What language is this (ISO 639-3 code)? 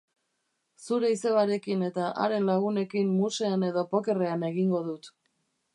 eus